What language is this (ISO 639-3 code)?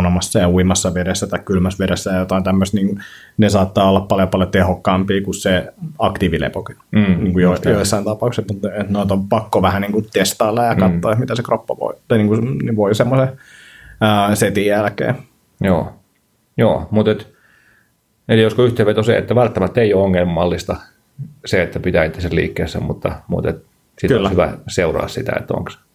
fin